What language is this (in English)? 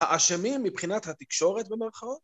Hebrew